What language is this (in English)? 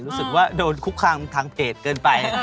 Thai